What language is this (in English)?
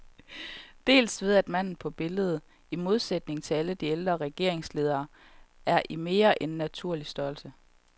Danish